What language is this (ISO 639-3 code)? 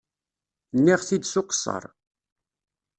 kab